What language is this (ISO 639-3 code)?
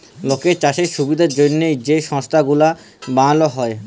ben